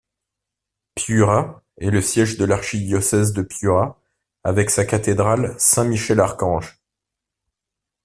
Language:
French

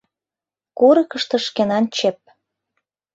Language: Mari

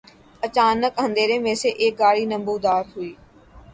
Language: Urdu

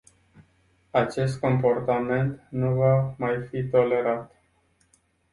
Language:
Romanian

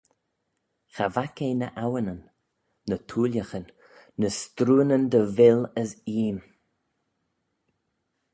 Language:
Manx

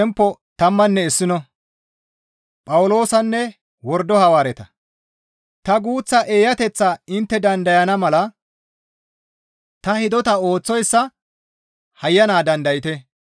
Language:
Gamo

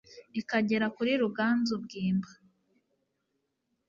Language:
Kinyarwanda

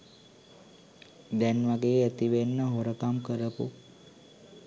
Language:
Sinhala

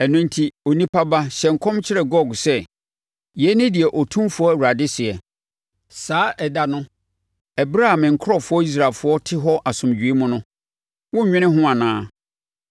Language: Akan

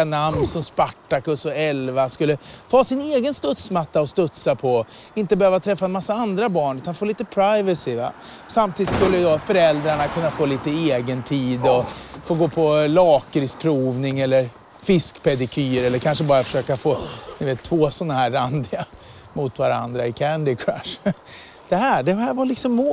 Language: Swedish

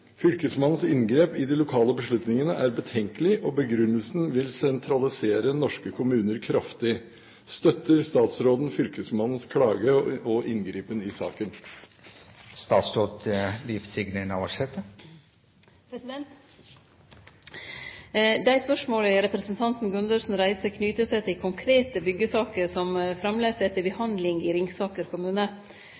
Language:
Norwegian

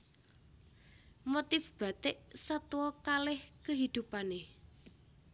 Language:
Javanese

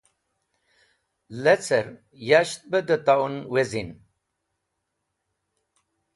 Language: Wakhi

